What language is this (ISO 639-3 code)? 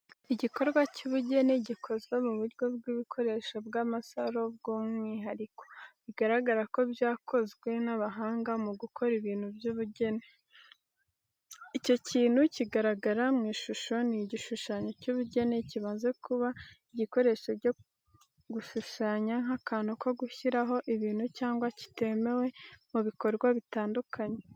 kin